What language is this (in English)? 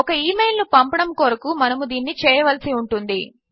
Telugu